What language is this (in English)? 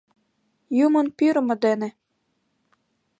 Mari